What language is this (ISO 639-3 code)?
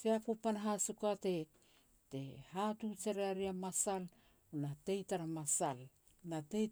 pex